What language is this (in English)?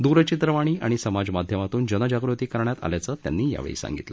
Marathi